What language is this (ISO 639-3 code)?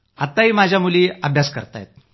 mar